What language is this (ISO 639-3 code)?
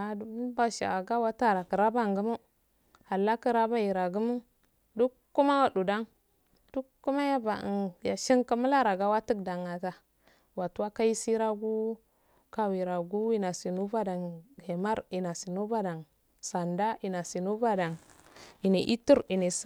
aal